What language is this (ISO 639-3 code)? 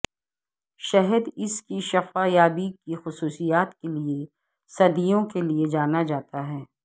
urd